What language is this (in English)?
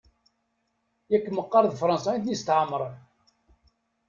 Kabyle